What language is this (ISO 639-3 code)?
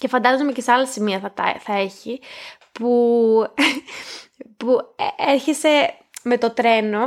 ell